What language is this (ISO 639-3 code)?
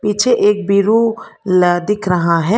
hin